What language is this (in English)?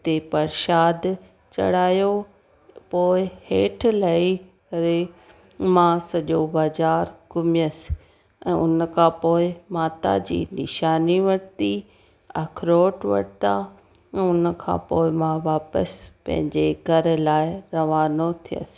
Sindhi